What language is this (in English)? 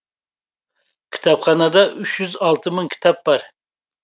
Kazakh